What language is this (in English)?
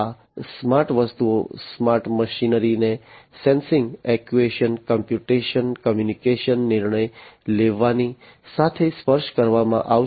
Gujarati